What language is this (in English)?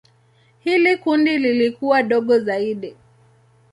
Swahili